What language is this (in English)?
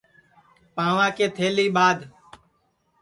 Sansi